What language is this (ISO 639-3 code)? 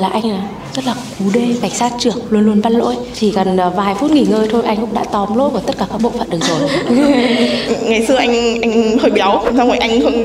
vie